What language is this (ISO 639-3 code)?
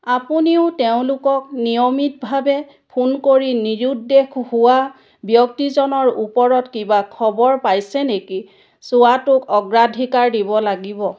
asm